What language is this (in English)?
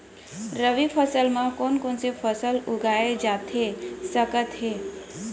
Chhattisgarhi